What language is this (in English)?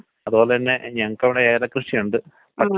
Malayalam